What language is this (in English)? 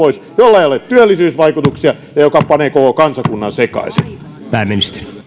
Finnish